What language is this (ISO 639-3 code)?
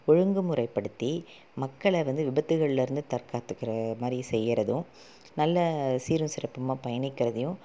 tam